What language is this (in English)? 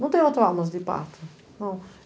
Portuguese